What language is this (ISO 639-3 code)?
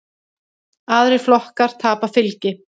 isl